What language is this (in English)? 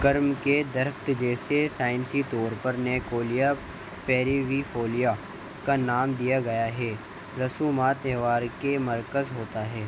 Urdu